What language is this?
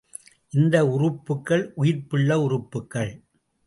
Tamil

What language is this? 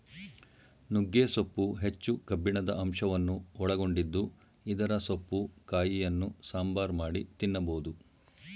Kannada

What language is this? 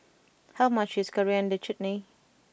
English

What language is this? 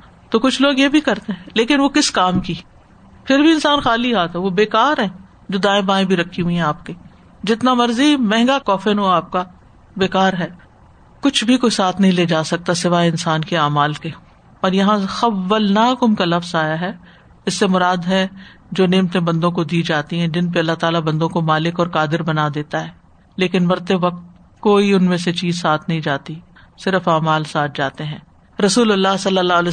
Urdu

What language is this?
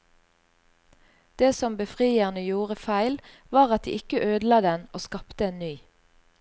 Norwegian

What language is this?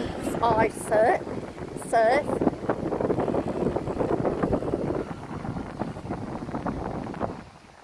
English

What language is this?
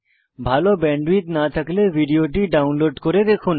Bangla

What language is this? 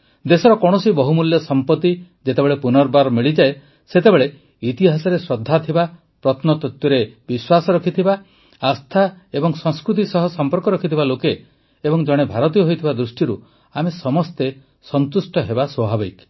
Odia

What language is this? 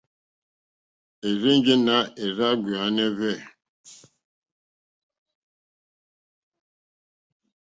Mokpwe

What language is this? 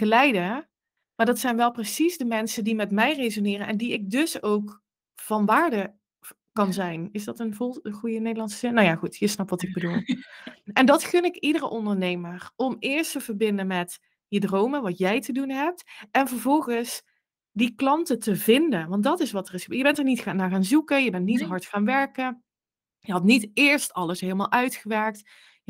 Dutch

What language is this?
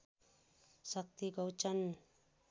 Nepali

